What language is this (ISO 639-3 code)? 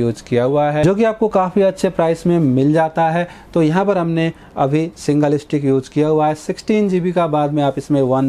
hin